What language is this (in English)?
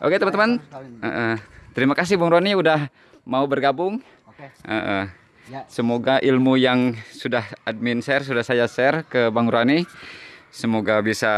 Indonesian